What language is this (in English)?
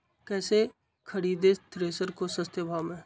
Magahi